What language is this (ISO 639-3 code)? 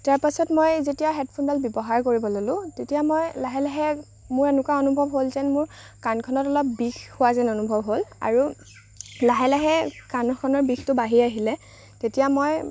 asm